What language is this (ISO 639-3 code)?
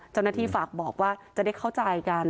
tha